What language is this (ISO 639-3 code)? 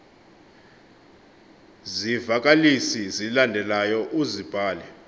xho